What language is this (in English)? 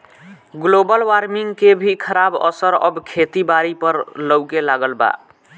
Bhojpuri